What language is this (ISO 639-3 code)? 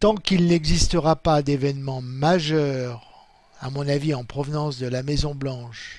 fra